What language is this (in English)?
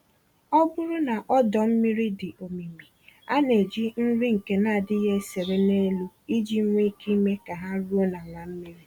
Igbo